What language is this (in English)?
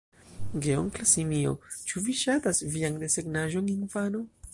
Esperanto